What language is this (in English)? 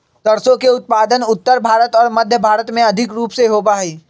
Magahi